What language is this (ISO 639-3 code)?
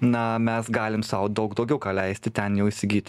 lit